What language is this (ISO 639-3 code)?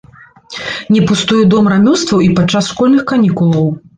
bel